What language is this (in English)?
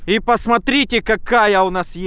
Russian